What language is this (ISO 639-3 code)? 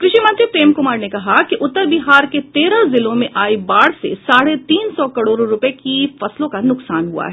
hin